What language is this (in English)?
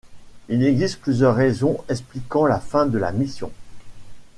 French